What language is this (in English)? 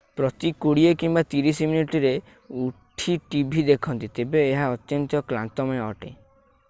Odia